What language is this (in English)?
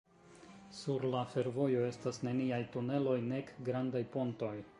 Esperanto